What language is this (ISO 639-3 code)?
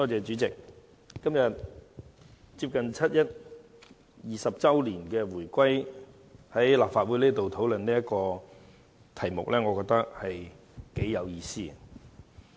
yue